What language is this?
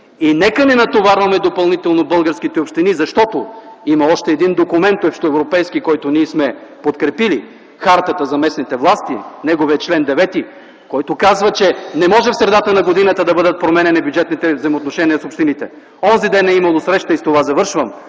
Bulgarian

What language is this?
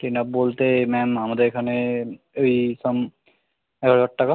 Bangla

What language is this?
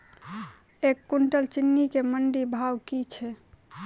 Maithili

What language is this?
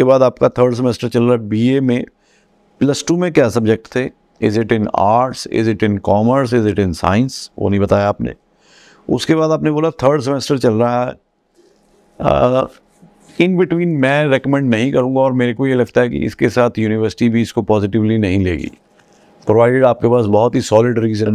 Hindi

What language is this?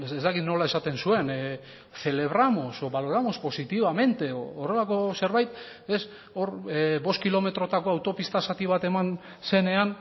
Basque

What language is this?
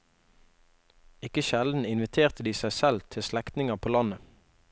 Norwegian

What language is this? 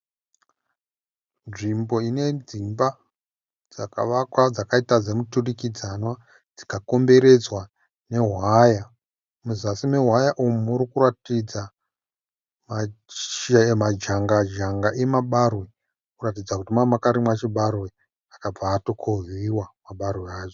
Shona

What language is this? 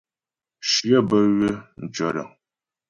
Ghomala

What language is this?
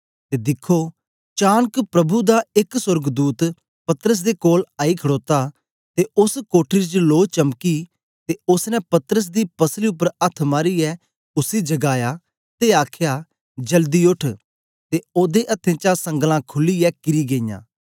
Dogri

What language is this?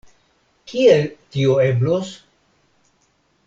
Esperanto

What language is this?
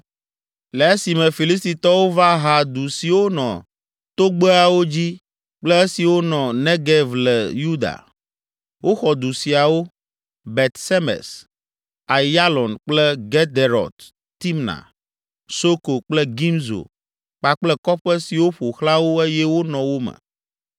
Ewe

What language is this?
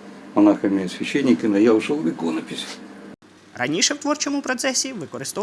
Ukrainian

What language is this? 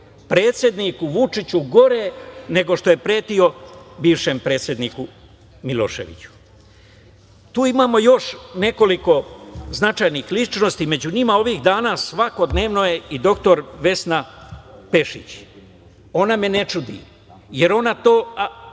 Serbian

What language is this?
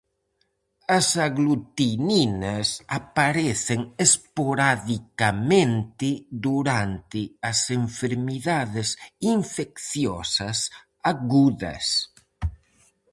Galician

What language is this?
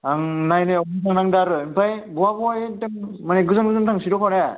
Bodo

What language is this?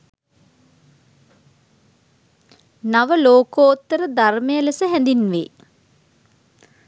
Sinhala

